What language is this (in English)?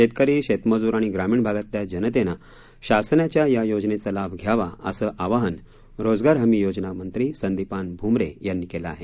Marathi